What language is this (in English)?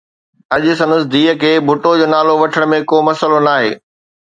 Sindhi